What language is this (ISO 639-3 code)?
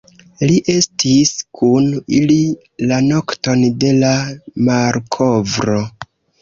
epo